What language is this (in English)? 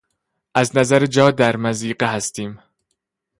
Persian